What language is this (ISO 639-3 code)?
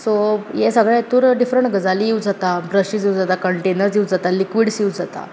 kok